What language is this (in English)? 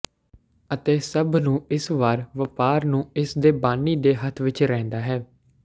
Punjabi